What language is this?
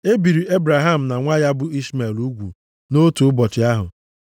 Igbo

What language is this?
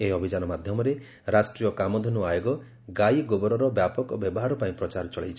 Odia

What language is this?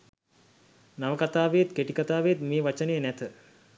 Sinhala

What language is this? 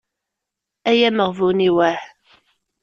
Kabyle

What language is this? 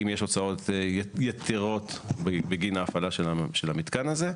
Hebrew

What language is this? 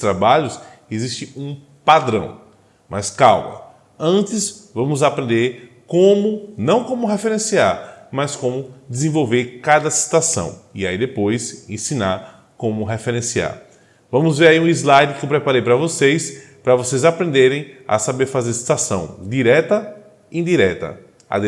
Portuguese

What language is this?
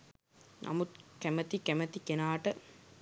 Sinhala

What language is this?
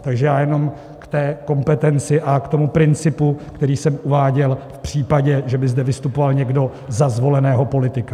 Czech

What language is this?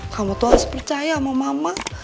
Indonesian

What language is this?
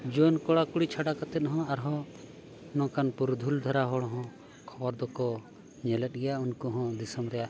Santali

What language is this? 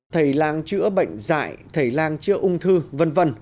Vietnamese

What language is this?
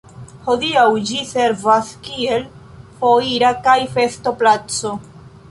Esperanto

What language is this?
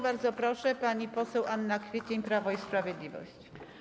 Polish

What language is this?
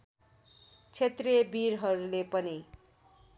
Nepali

